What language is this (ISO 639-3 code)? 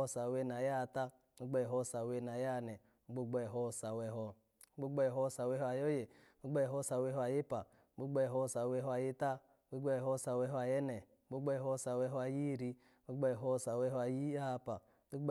ala